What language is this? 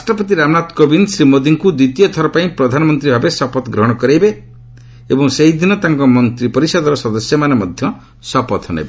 Odia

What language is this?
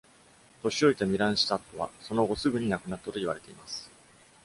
Japanese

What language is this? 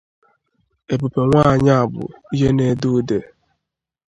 Igbo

